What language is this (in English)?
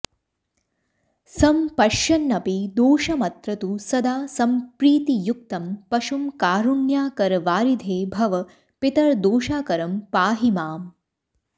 Sanskrit